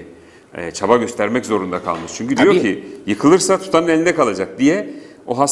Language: Turkish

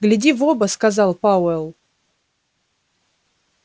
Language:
Russian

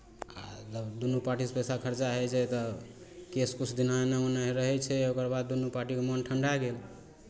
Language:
Maithili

